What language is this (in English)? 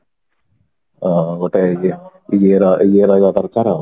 Odia